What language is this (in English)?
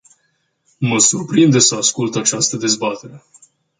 Romanian